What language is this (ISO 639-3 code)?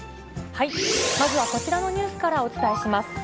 jpn